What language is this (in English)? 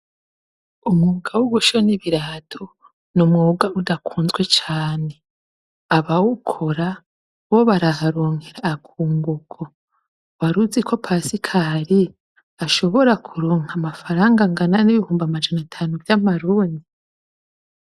Rundi